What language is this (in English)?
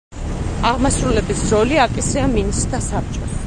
Georgian